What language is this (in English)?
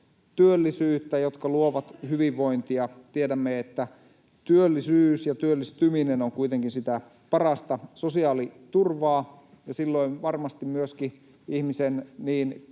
Finnish